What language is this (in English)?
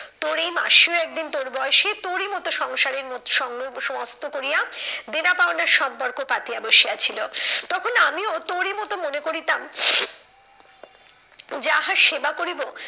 Bangla